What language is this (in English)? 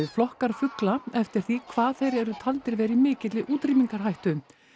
Icelandic